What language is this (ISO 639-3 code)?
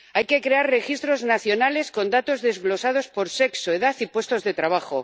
spa